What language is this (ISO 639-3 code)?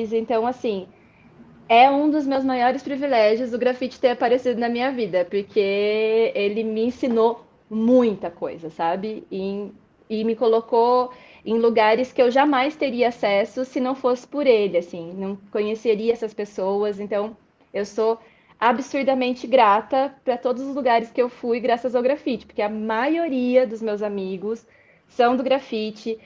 por